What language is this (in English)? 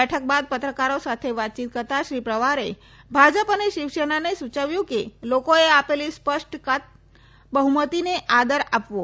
Gujarati